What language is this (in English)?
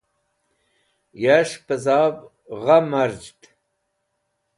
Wakhi